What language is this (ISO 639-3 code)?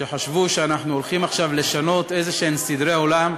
heb